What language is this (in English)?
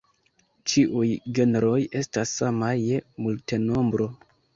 Esperanto